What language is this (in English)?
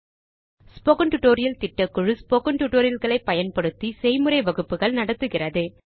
Tamil